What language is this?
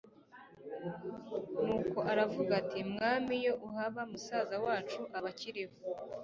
Kinyarwanda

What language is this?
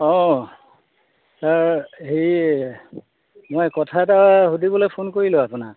Assamese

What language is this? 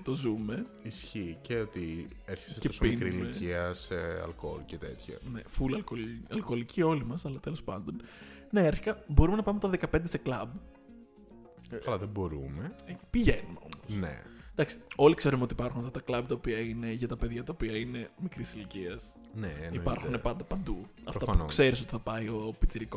Greek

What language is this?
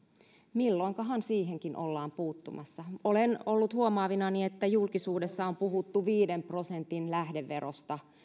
Finnish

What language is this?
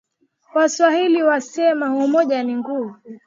Swahili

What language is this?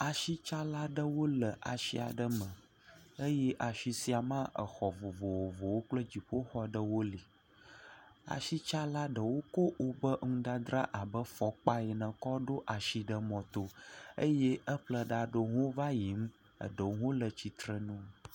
Ewe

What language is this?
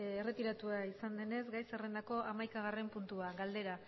Basque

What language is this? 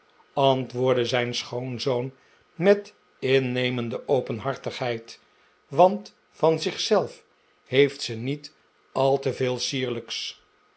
Dutch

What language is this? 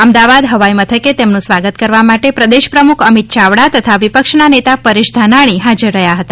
Gujarati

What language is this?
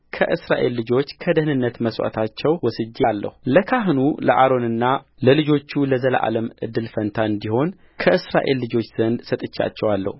Amharic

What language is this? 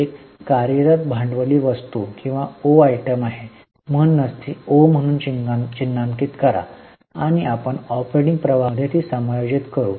Marathi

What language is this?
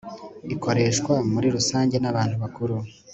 Kinyarwanda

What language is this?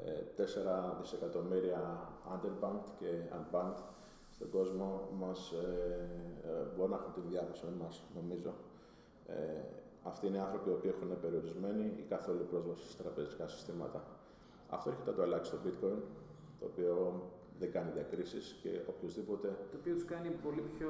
Greek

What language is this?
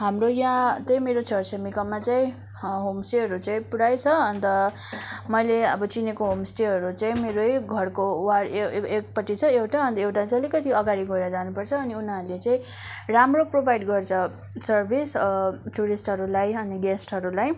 Nepali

